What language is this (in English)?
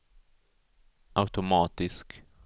Swedish